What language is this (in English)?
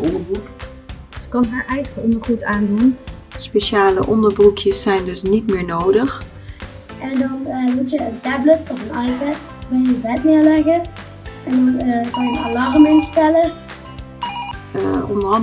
Dutch